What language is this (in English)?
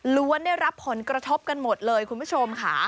Thai